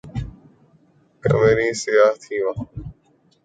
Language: Urdu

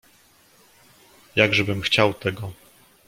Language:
Polish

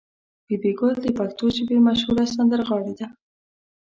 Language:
Pashto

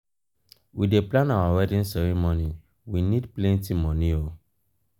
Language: Nigerian Pidgin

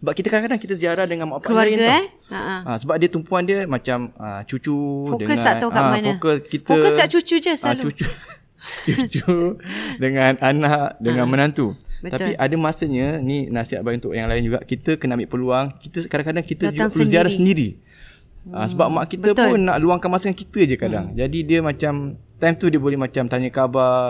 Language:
Malay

